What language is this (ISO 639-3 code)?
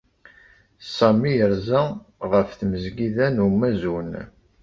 kab